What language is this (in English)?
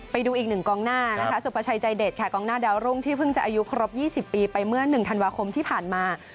Thai